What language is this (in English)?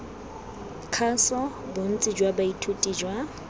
Tswana